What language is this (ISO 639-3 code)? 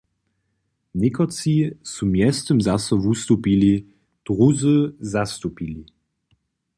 hsb